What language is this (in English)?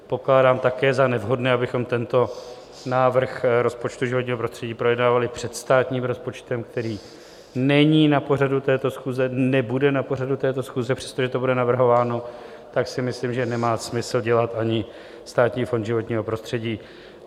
Czech